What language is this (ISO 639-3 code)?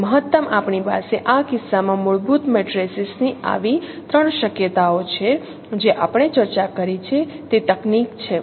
guj